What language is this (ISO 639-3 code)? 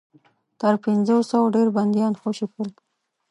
pus